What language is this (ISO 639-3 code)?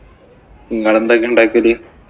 mal